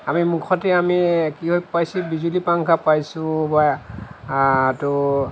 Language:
Assamese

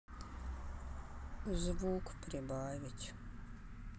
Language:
Russian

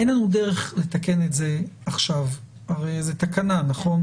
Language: Hebrew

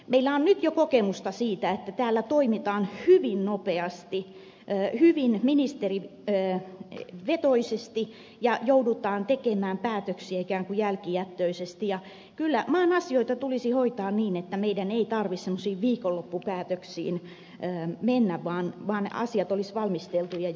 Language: Finnish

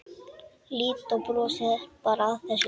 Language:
Icelandic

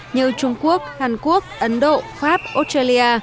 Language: Vietnamese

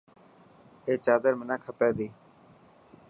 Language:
Dhatki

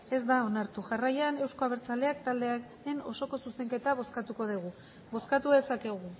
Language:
Basque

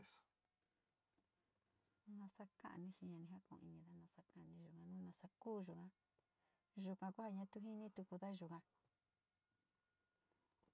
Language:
Sinicahua Mixtec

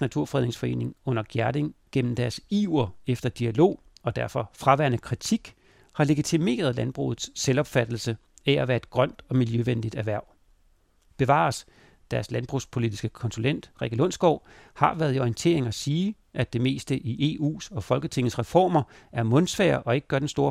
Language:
Danish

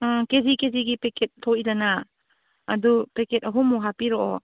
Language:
Manipuri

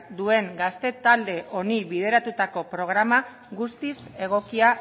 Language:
Basque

